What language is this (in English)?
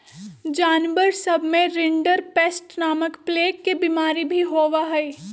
Magahi